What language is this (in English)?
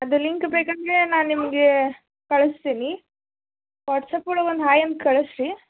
Kannada